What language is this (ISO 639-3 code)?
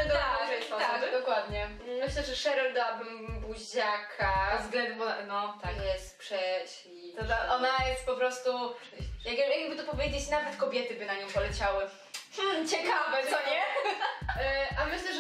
pol